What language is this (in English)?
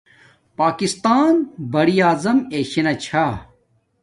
Domaaki